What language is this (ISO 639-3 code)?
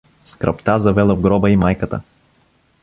bul